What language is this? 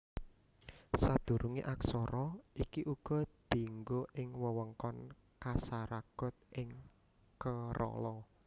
Javanese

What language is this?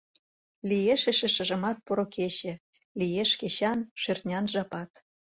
Mari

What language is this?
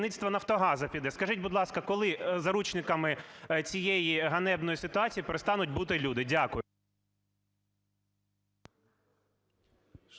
Ukrainian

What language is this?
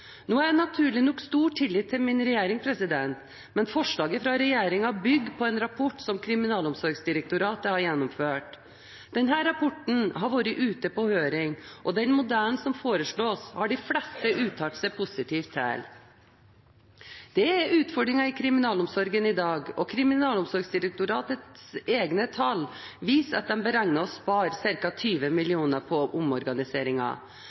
Norwegian Bokmål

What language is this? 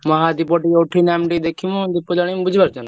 Odia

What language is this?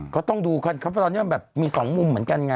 Thai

